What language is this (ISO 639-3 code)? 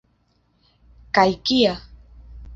epo